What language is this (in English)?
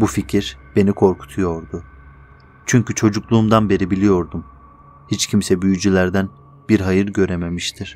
Turkish